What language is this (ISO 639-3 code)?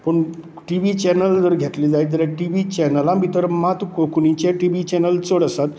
kok